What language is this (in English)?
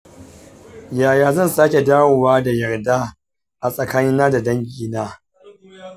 Hausa